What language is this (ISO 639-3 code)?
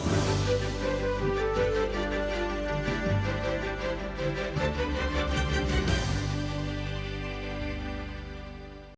ukr